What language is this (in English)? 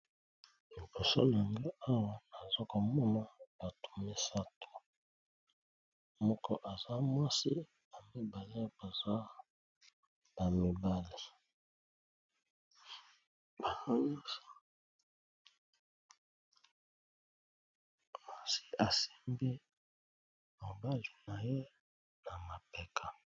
Lingala